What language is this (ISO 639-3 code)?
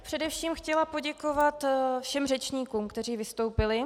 ces